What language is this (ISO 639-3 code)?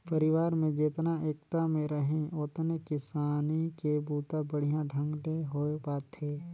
hne